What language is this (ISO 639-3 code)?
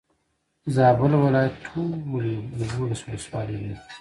pus